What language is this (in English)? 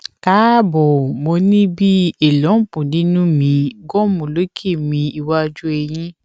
Yoruba